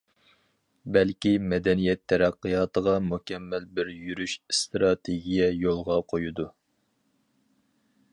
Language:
Uyghur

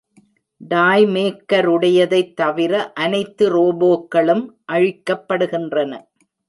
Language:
Tamil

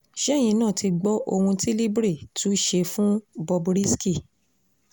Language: Yoruba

